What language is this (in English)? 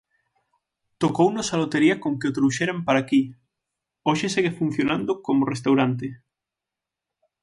Galician